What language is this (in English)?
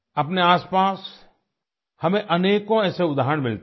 Hindi